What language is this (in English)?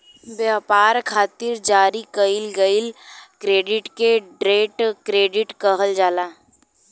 Bhojpuri